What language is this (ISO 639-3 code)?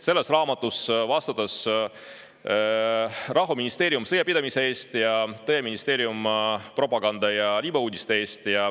est